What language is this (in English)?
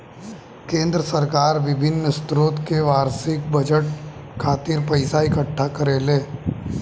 Bhojpuri